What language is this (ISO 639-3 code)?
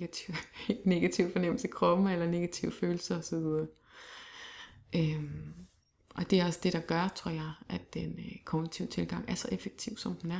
dan